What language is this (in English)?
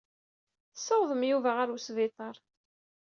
Kabyle